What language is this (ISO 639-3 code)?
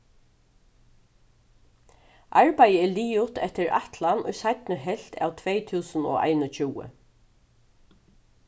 fao